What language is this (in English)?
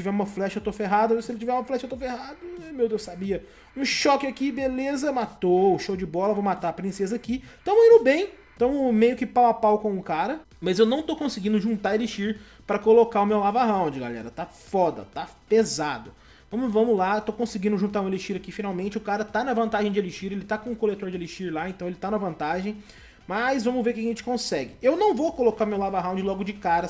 Portuguese